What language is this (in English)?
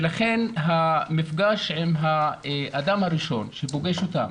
Hebrew